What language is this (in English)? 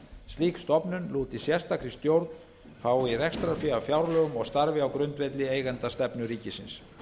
Icelandic